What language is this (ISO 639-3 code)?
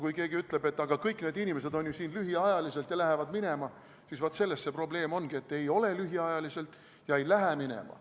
est